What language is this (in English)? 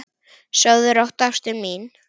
Icelandic